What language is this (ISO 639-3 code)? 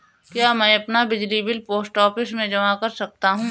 hin